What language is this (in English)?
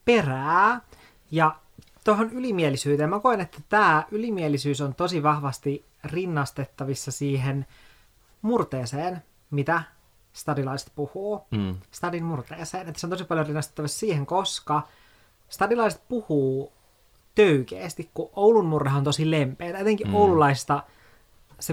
Finnish